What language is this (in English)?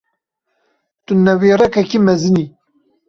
Kurdish